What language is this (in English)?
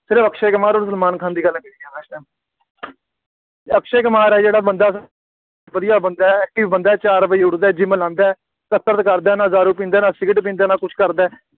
Punjabi